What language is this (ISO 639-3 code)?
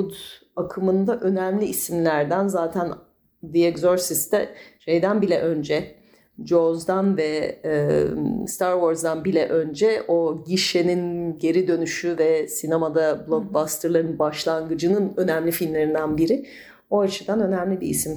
tur